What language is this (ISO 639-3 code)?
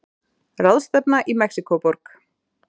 isl